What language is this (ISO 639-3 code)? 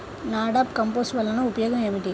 tel